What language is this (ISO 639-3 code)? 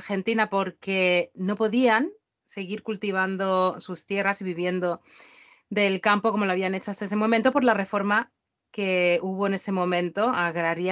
spa